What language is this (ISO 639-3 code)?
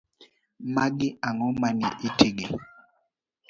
luo